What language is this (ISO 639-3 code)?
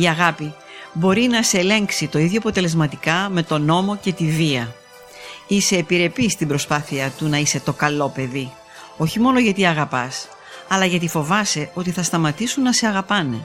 ell